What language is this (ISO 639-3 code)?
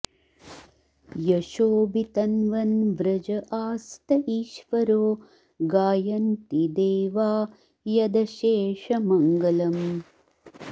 san